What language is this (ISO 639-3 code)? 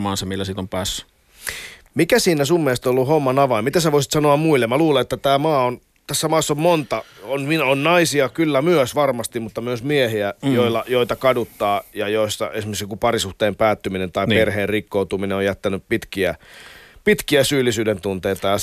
fin